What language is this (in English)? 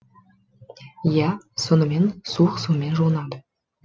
Kazakh